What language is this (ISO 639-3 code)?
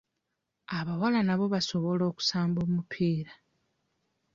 lug